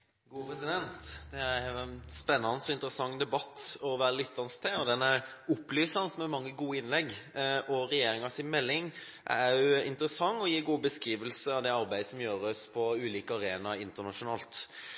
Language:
Norwegian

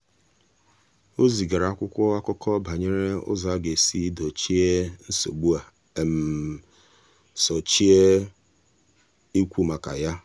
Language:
Igbo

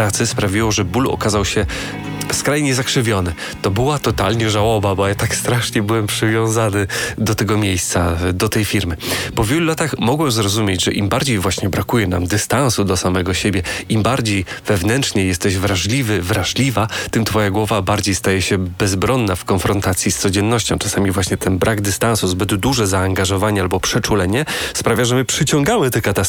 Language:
Polish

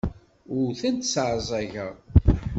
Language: Kabyle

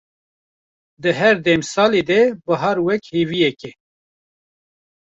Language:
Kurdish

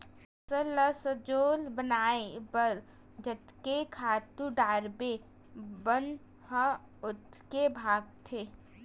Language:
Chhattisgarhi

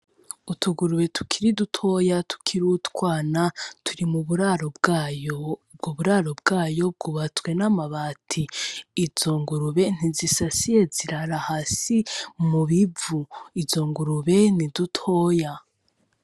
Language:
Rundi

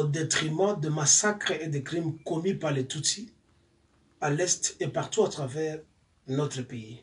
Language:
French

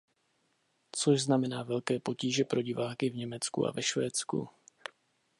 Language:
Czech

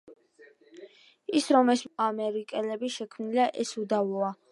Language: Georgian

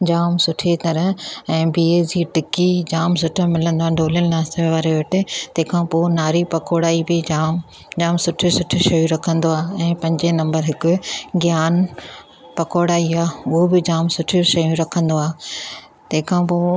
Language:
Sindhi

